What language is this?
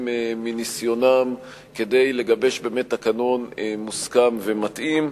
Hebrew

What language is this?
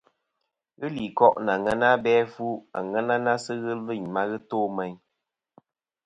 Kom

